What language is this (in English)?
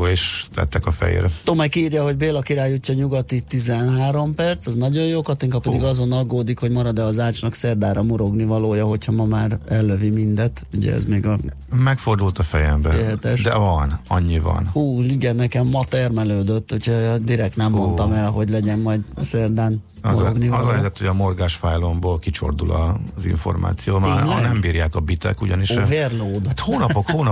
Hungarian